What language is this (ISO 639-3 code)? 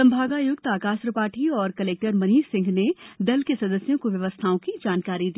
hin